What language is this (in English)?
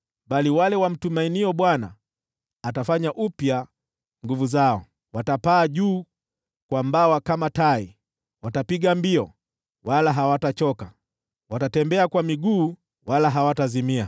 Swahili